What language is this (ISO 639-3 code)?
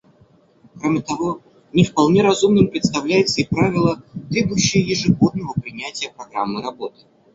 rus